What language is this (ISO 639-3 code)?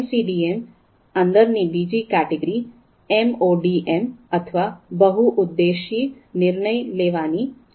guj